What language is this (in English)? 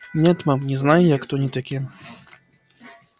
Russian